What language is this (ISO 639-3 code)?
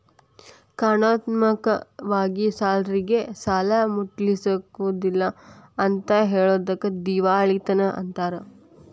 kan